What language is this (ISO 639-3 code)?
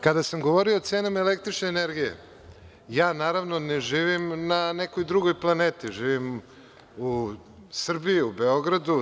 srp